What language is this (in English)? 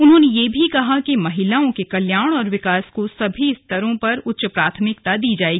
Hindi